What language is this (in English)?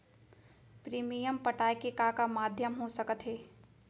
Chhattisgarhi